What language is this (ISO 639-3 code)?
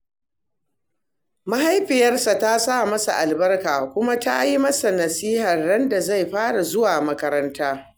hau